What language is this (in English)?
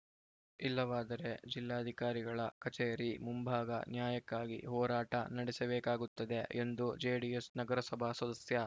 Kannada